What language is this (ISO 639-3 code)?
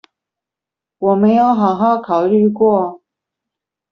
zho